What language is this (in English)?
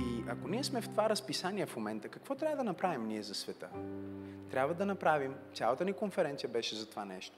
Bulgarian